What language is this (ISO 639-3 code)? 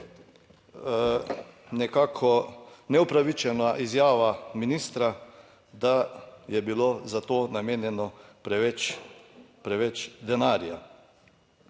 slv